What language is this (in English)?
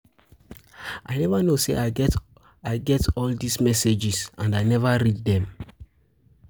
Nigerian Pidgin